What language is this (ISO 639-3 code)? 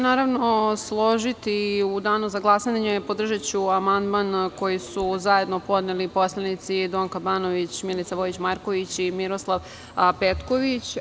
srp